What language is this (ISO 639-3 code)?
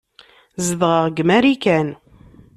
kab